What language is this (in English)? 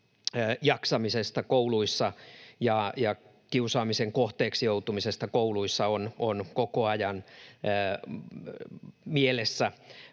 Finnish